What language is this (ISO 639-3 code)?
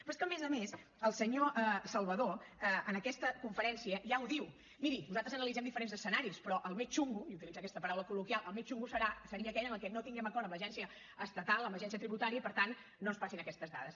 cat